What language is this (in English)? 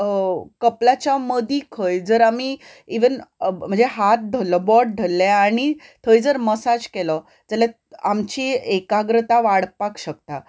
Konkani